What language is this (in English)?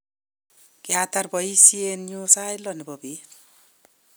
Kalenjin